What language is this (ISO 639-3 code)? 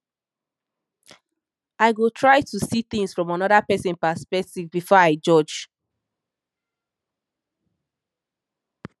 pcm